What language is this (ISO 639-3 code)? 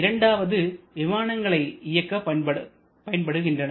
tam